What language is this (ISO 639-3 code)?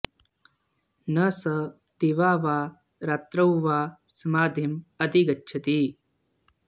san